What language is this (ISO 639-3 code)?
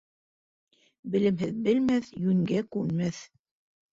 bak